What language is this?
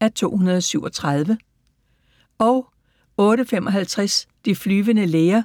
Danish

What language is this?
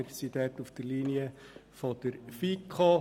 Swiss German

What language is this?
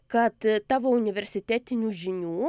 Lithuanian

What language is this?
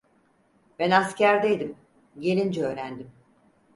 Turkish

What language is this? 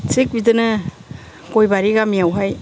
Bodo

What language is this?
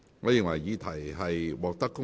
Cantonese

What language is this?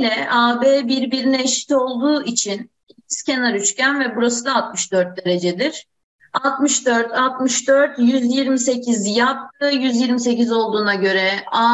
Turkish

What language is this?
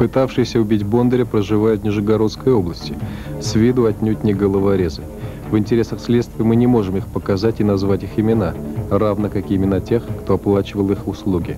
Russian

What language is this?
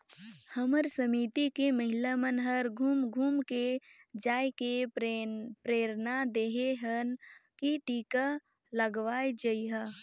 Chhattisgarhi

